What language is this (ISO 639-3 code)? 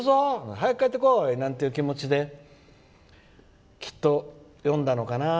jpn